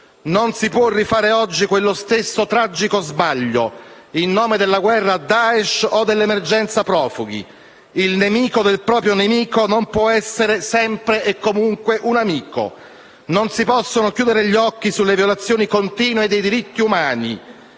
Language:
Italian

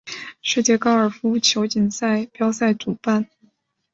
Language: Chinese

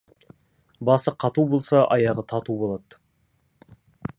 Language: Kazakh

